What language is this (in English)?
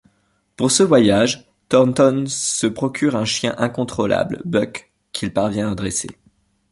French